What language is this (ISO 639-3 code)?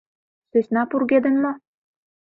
chm